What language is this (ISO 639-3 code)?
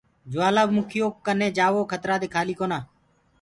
ggg